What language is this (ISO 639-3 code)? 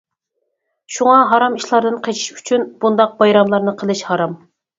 uig